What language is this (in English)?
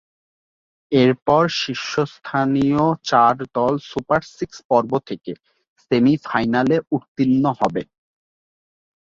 Bangla